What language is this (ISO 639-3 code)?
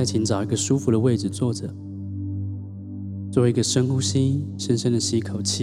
zho